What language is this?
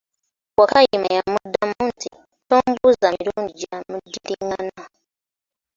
Ganda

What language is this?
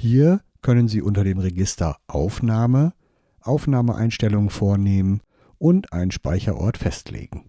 German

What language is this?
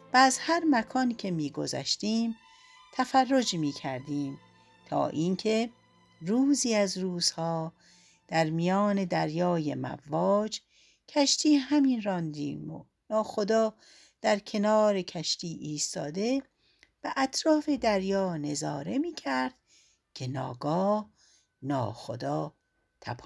Persian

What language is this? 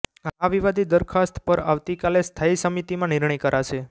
Gujarati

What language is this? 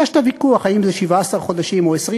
Hebrew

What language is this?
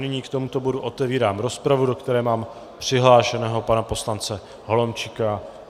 Czech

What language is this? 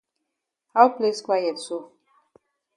Cameroon Pidgin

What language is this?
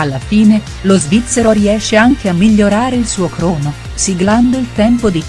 Italian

